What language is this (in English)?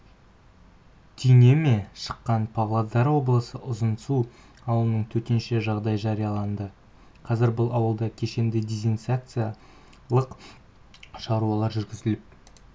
Kazakh